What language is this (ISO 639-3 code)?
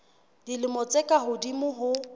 sot